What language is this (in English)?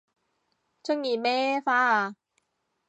Cantonese